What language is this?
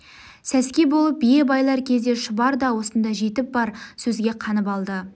Kazakh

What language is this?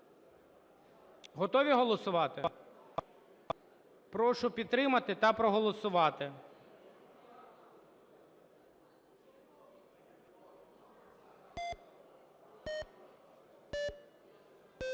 Ukrainian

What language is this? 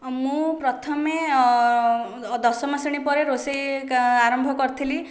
Odia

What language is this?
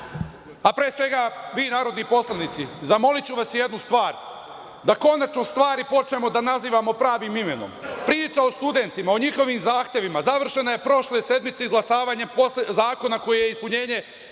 Serbian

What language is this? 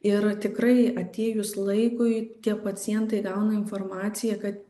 Lithuanian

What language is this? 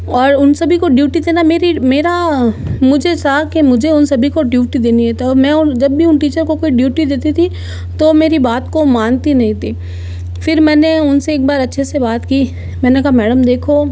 Hindi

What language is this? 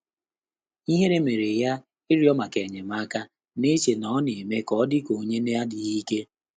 Igbo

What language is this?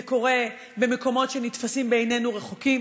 Hebrew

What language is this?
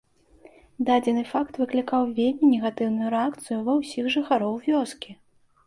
Belarusian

